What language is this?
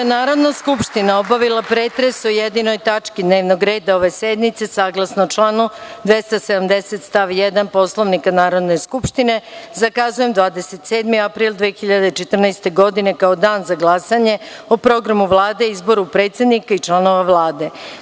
Serbian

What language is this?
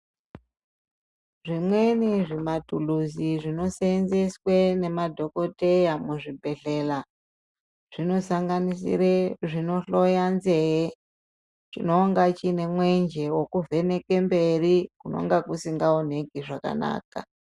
Ndau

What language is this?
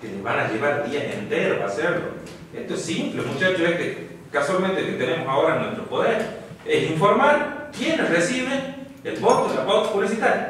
Spanish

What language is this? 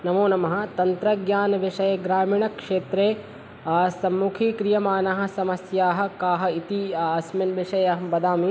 Sanskrit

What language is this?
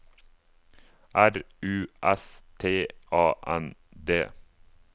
Norwegian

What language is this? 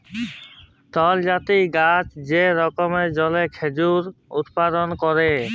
Bangla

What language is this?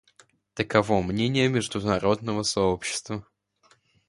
Russian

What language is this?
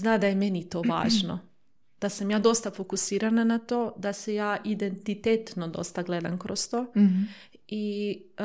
Croatian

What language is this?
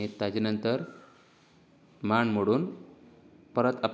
Konkani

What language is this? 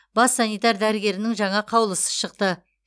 Kazakh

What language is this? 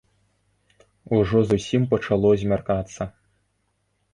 Belarusian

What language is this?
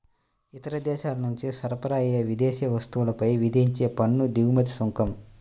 Telugu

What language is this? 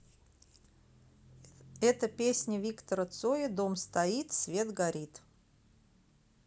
Russian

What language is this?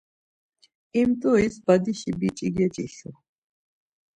Laz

